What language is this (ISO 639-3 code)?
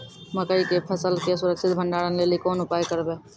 mai